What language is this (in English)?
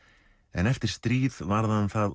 Icelandic